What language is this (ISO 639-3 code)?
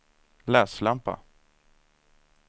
swe